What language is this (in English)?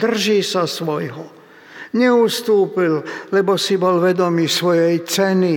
Slovak